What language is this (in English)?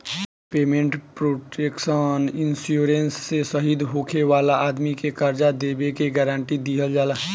Bhojpuri